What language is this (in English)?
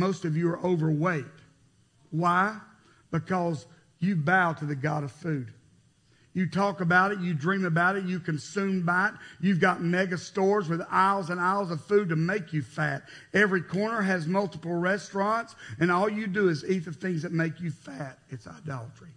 English